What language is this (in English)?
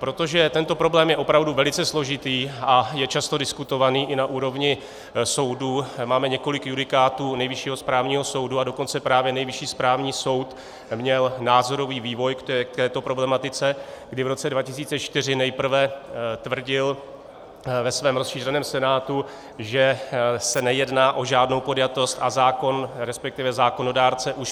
Czech